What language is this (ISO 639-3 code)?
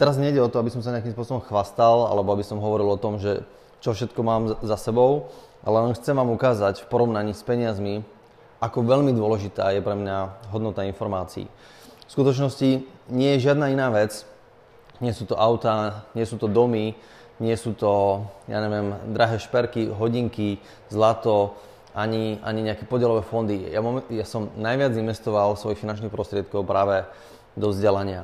slk